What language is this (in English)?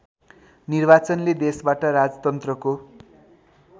Nepali